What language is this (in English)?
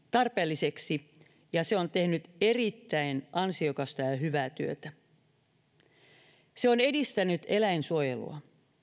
Finnish